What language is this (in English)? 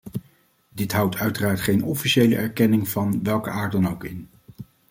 Dutch